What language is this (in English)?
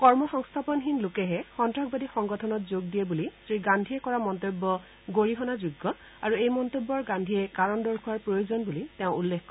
Assamese